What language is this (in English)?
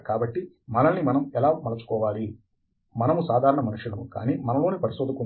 Telugu